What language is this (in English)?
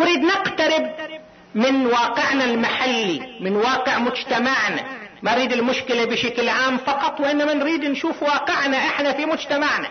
Arabic